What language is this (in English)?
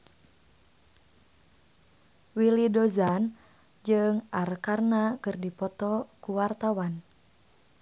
Sundanese